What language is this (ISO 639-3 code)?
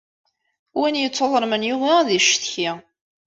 kab